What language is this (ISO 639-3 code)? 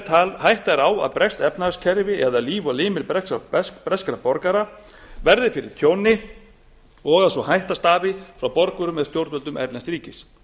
isl